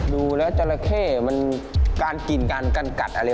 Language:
Thai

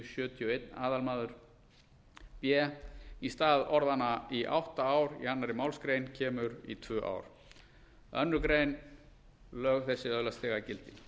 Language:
Icelandic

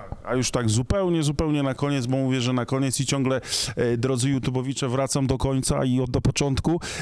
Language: Polish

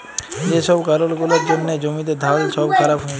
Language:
Bangla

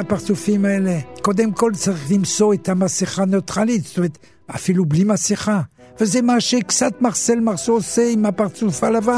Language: Hebrew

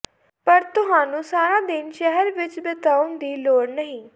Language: Punjabi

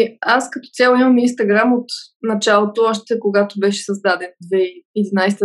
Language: Bulgarian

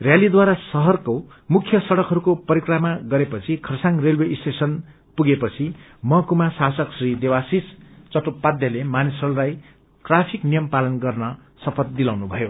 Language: Nepali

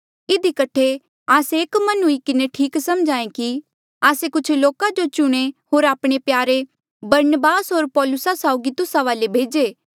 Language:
Mandeali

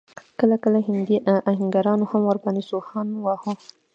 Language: Pashto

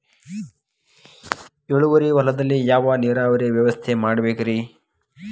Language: Kannada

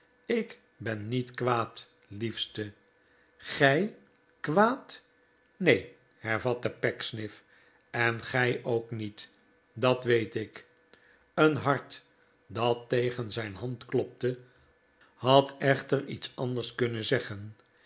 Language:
Dutch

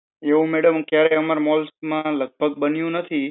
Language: Gujarati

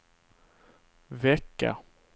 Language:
Swedish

